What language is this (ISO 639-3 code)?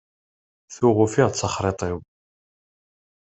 kab